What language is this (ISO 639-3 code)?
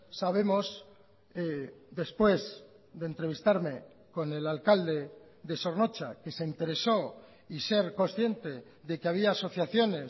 spa